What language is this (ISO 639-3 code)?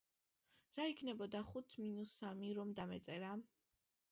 kat